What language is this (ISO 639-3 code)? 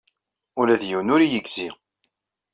kab